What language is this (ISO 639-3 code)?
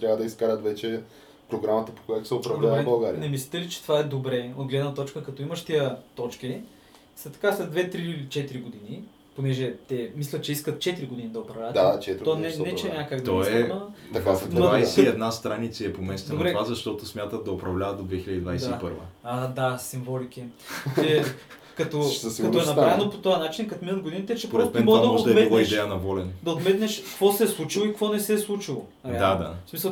bul